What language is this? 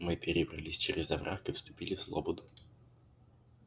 Russian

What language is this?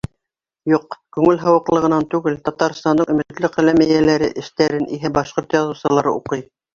Bashkir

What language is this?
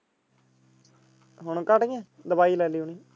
Punjabi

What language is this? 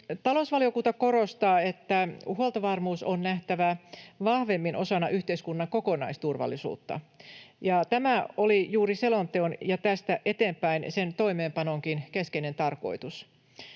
Finnish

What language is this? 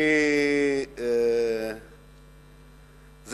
Hebrew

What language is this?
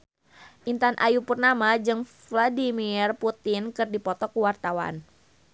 Sundanese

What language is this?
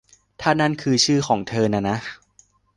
Thai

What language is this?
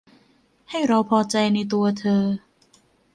Thai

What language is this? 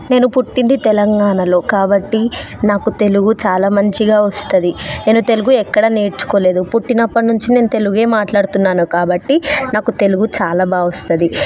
Telugu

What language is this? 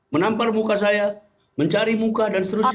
Indonesian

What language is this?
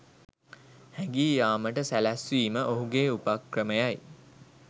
Sinhala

